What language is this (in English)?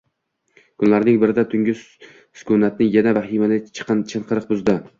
Uzbek